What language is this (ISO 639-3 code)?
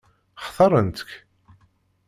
kab